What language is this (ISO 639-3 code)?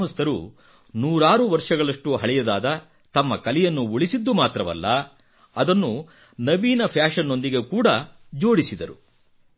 kan